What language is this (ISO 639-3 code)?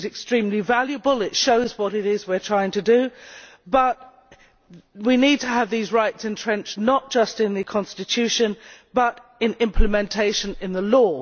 eng